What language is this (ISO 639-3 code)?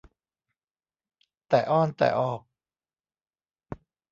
tha